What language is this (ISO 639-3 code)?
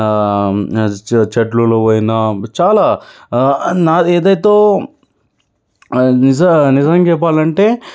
tel